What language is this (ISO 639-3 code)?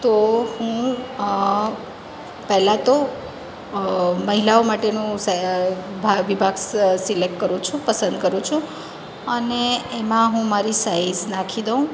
guj